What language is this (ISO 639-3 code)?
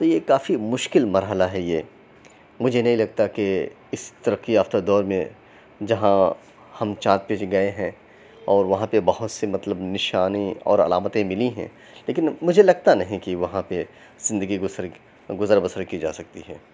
urd